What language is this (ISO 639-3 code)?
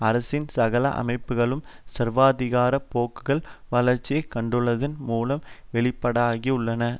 tam